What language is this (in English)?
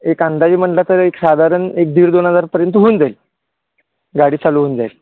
Marathi